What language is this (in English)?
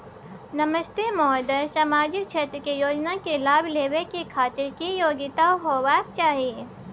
Maithili